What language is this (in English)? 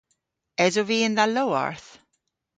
Cornish